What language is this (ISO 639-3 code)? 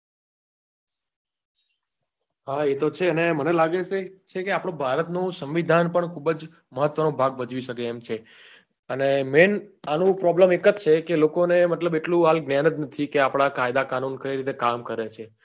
guj